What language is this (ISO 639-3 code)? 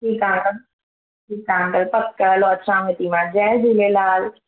snd